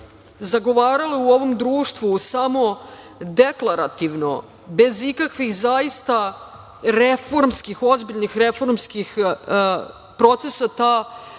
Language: Serbian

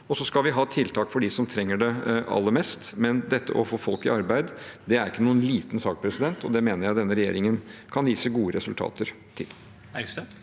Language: Norwegian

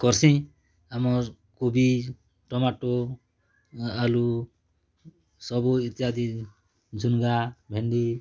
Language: Odia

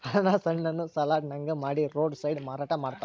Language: Kannada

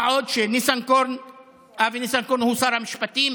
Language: Hebrew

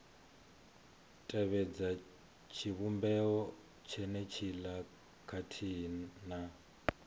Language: Venda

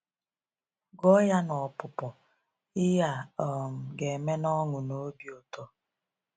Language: Igbo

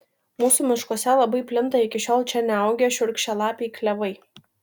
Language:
Lithuanian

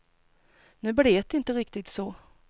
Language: Swedish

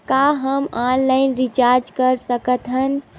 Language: Chhattisgarhi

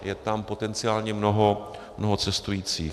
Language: Czech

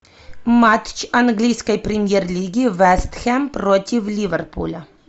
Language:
Russian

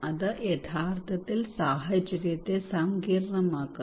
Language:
Malayalam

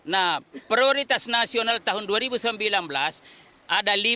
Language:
Indonesian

